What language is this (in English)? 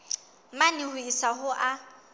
Southern Sotho